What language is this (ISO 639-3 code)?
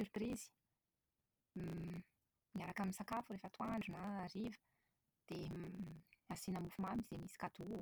mlg